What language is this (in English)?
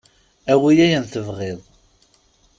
Kabyle